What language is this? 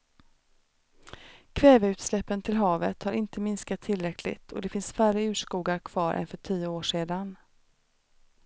Swedish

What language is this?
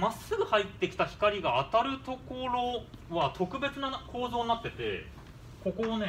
Japanese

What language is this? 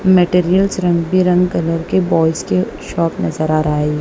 Hindi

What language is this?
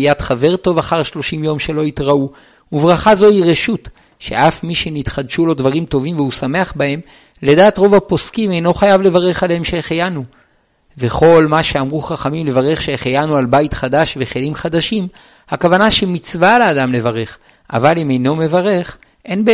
Hebrew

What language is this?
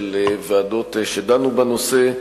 Hebrew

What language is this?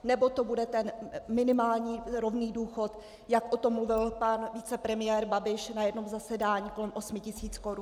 Czech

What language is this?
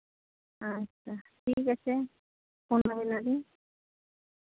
Santali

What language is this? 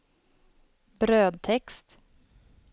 Swedish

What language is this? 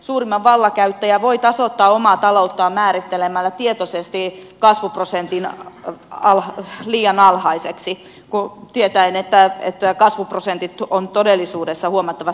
Finnish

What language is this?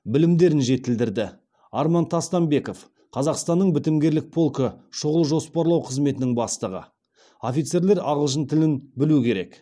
Kazakh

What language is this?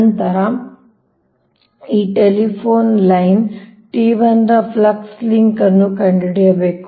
Kannada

